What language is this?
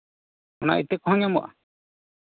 Santali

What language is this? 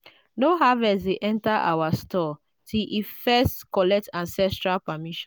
Nigerian Pidgin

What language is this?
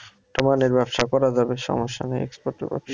Bangla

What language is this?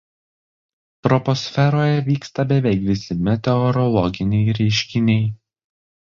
Lithuanian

